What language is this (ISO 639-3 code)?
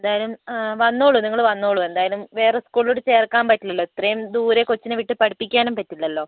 mal